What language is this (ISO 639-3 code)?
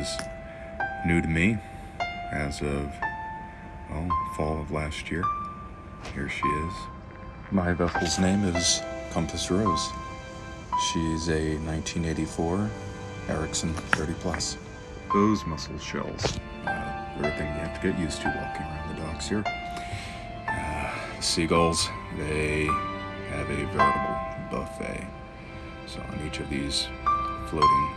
eng